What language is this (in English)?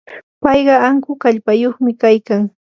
Yanahuanca Pasco Quechua